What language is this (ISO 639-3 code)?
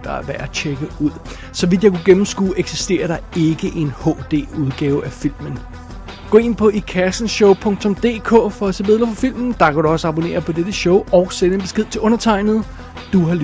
dan